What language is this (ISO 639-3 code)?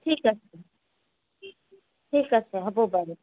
asm